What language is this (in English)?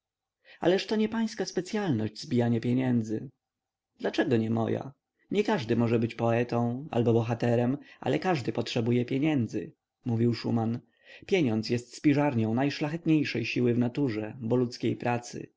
Polish